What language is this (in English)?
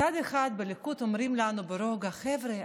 Hebrew